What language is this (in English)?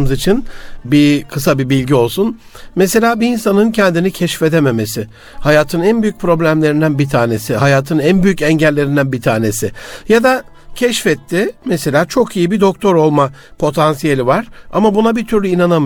Turkish